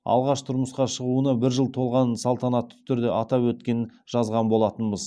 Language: Kazakh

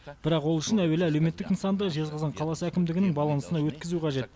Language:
Kazakh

